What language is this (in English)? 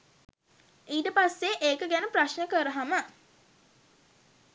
Sinhala